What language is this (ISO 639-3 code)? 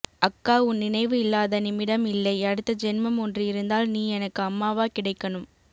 tam